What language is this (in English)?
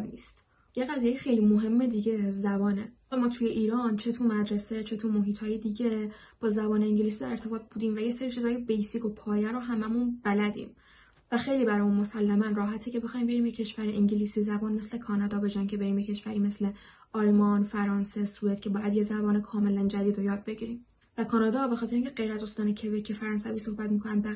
Persian